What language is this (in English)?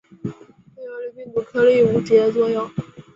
Chinese